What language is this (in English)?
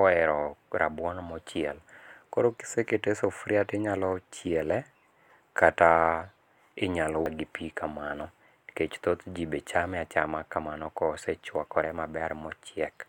Luo (Kenya and Tanzania)